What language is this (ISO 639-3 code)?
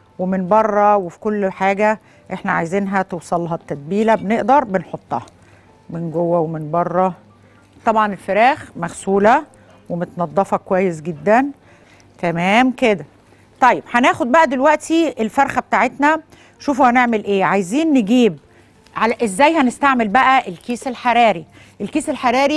ara